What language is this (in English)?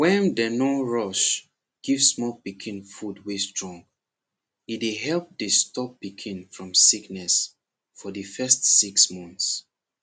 Nigerian Pidgin